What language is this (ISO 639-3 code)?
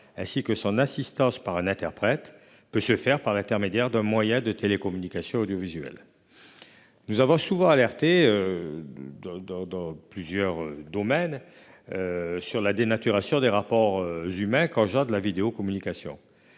fra